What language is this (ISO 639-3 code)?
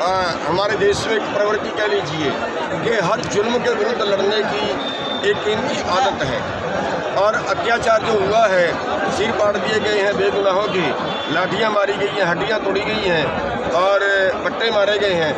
kor